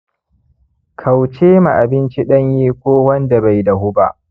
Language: Hausa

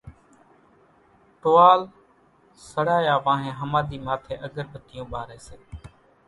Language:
Kachi Koli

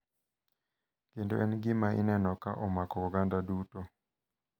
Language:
Luo (Kenya and Tanzania)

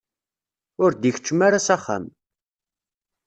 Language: Kabyle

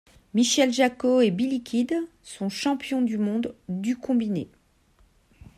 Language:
French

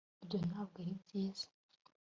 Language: Kinyarwanda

